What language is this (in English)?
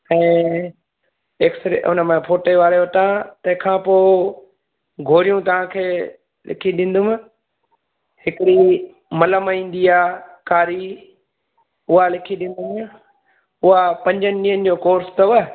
Sindhi